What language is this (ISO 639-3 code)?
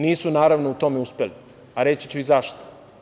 srp